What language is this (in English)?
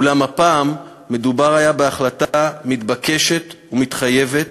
Hebrew